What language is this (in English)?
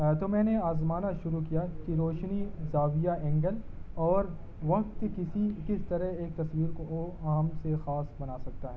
Urdu